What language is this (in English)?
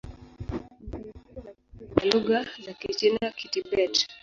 Swahili